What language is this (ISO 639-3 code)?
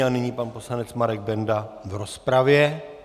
ces